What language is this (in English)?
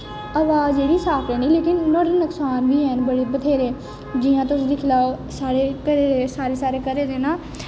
Dogri